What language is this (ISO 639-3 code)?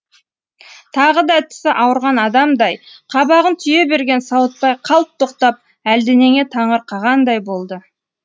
kaz